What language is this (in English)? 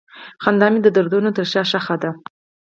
Pashto